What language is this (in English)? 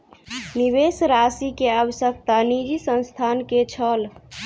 Maithili